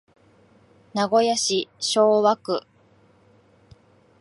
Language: Japanese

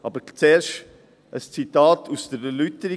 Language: Swiss German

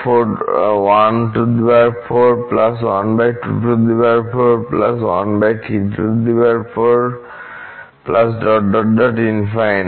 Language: Bangla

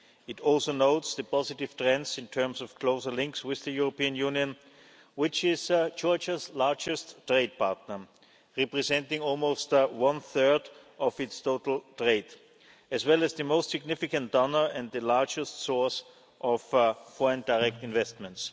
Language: English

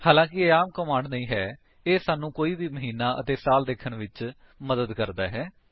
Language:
Punjabi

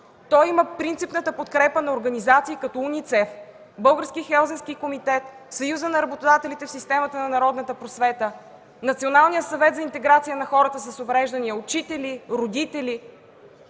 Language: Bulgarian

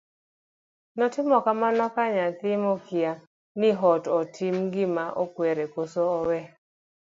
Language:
Luo (Kenya and Tanzania)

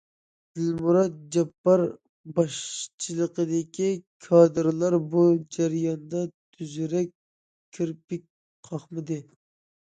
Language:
Uyghur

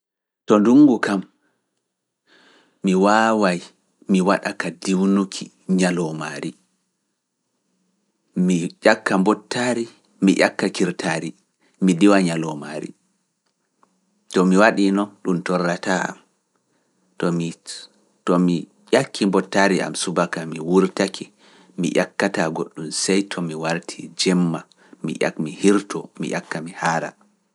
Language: Fula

